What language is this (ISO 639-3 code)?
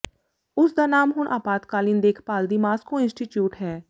pan